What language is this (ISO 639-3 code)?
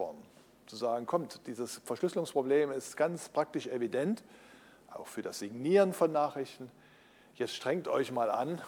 deu